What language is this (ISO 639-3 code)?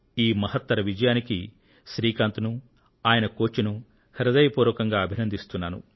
tel